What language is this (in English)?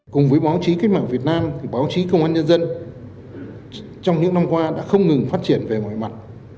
Vietnamese